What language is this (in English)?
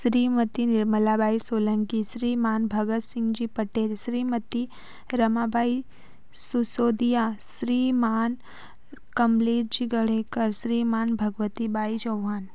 Hindi